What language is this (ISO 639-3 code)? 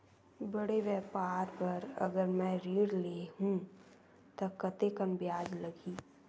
hne